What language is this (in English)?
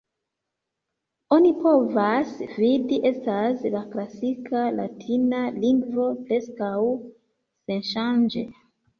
Esperanto